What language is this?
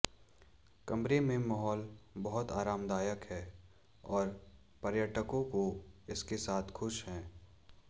Hindi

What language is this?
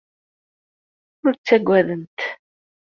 Kabyle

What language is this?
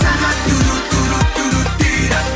Kazakh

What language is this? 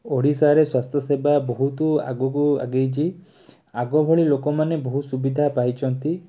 Odia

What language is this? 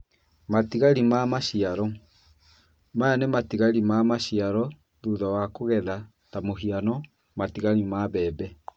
Kikuyu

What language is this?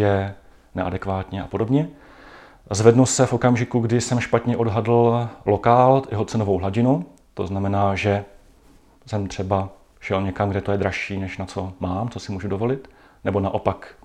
Czech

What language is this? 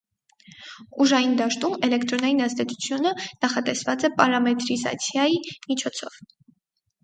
Armenian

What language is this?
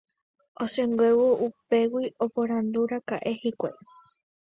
Guarani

